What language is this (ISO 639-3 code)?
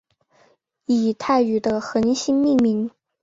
zho